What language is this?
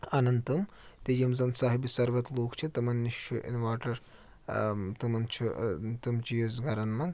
Kashmiri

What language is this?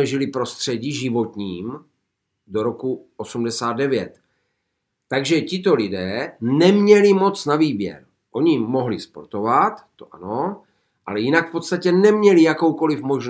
Czech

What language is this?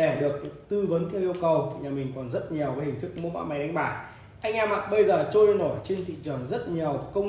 Vietnamese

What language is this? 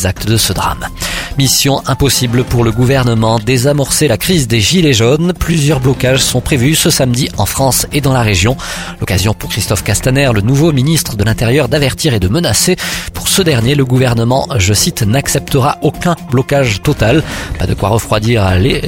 French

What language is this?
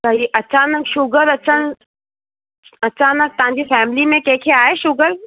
Sindhi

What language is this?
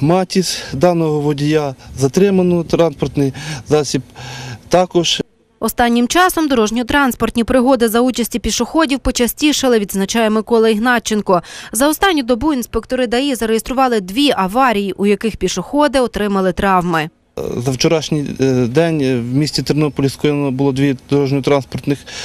Ukrainian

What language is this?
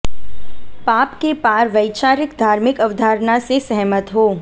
Hindi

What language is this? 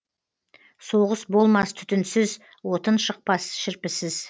Kazakh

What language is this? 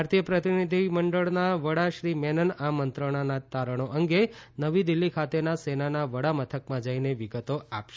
Gujarati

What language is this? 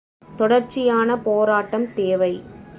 Tamil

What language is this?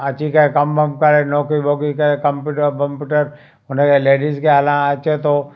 Sindhi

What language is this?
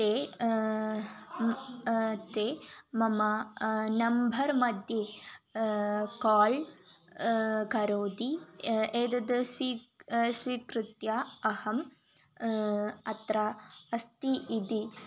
Sanskrit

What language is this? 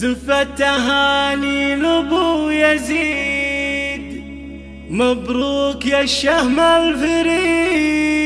Arabic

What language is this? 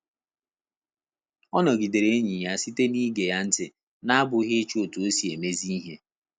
Igbo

